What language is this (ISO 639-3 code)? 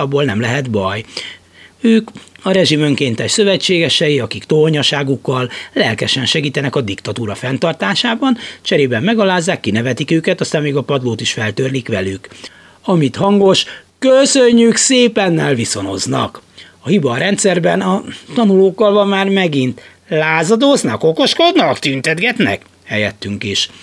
hun